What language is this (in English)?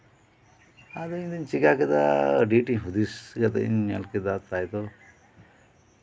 Santali